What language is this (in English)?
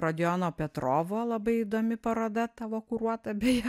Lithuanian